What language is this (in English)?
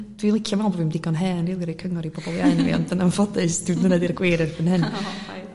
Welsh